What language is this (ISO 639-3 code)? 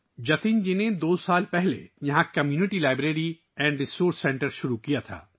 urd